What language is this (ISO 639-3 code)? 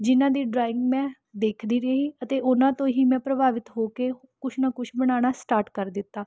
pan